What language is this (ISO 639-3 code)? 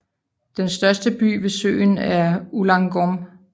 dan